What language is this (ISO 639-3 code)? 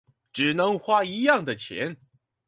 zho